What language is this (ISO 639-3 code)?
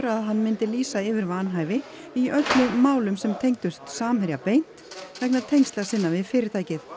isl